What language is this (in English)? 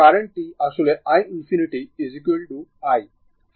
Bangla